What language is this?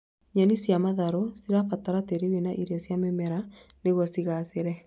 Kikuyu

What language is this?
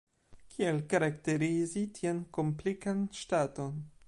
Esperanto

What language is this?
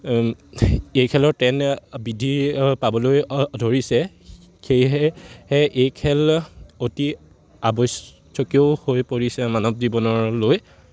Assamese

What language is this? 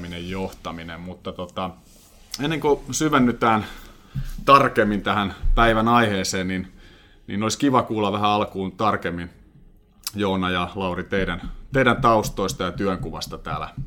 Finnish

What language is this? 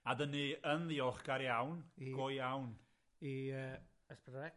Welsh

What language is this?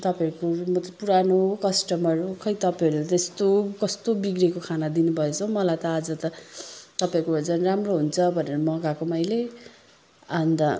Nepali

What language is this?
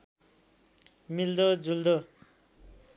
Nepali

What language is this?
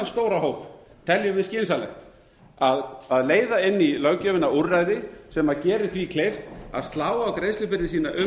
Icelandic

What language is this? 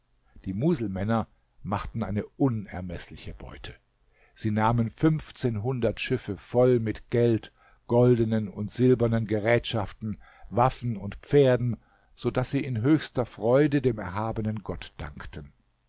German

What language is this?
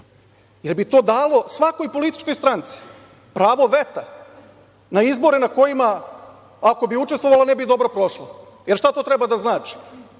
Serbian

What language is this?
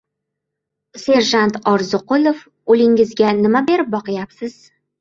Uzbek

